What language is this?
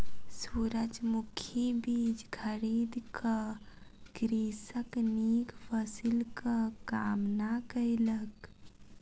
Maithili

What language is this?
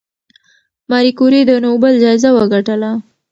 Pashto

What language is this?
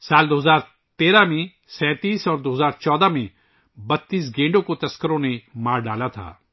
Urdu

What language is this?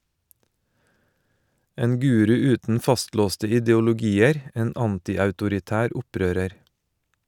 Norwegian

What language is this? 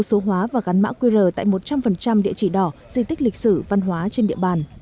Vietnamese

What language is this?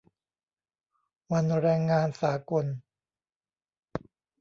Thai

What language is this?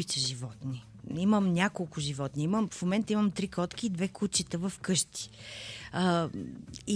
Bulgarian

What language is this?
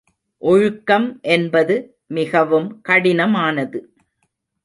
Tamil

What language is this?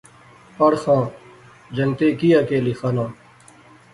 Pahari-Potwari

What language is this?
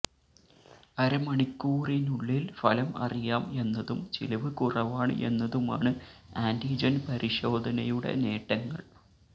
Malayalam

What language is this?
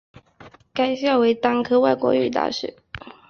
Chinese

